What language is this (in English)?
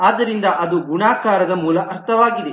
Kannada